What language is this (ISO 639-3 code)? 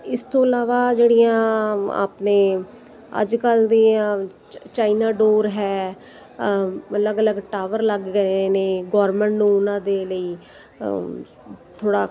pan